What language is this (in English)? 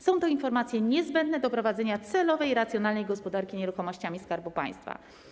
Polish